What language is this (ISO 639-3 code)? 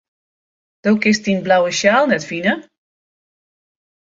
fry